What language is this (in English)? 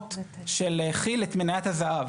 Hebrew